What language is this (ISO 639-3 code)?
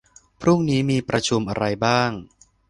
tha